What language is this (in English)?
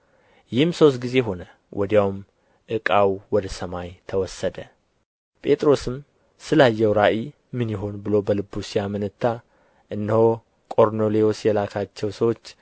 Amharic